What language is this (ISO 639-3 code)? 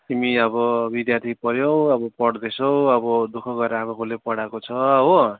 nep